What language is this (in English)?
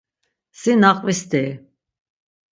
Laz